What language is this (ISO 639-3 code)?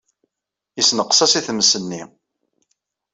kab